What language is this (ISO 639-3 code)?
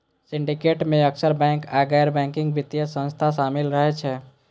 mai